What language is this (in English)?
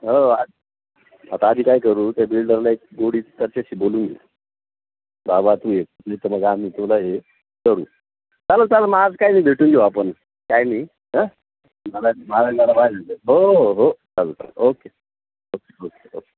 Marathi